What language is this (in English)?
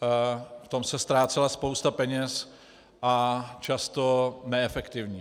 Czech